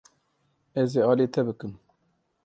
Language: Kurdish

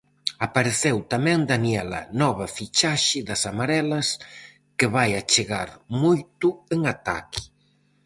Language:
Galician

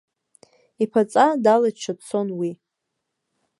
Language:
Abkhazian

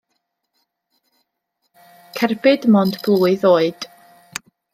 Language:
Welsh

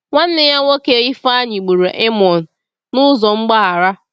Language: Igbo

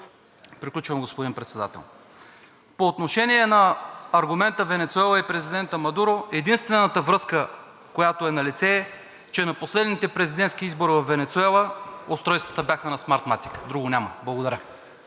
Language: Bulgarian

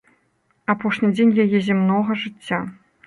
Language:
Belarusian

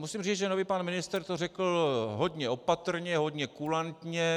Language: Czech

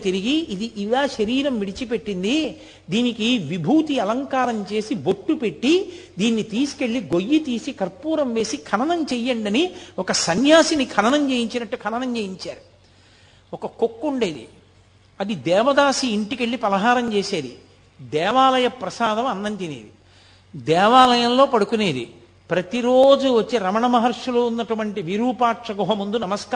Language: Telugu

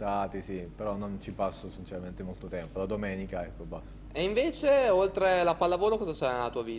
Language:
Italian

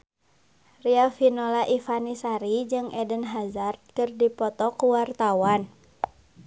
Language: Sundanese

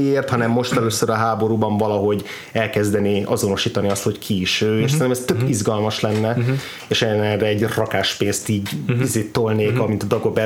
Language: Hungarian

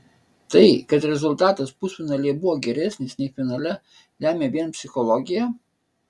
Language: Lithuanian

